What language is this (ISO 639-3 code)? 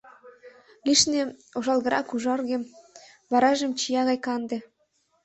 chm